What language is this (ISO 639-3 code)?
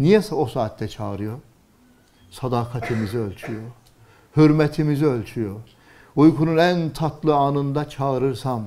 tur